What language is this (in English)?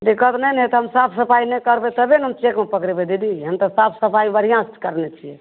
Maithili